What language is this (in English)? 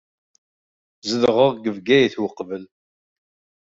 Kabyle